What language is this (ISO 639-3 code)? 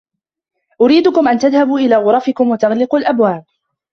ara